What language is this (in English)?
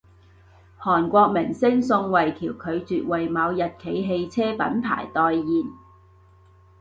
Cantonese